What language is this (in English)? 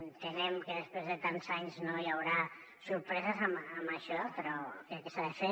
Catalan